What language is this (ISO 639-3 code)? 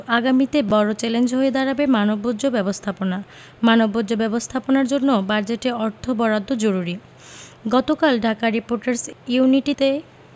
ben